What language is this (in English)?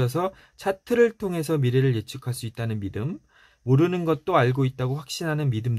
Korean